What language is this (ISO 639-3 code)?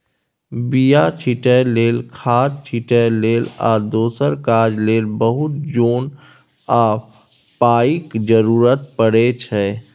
mai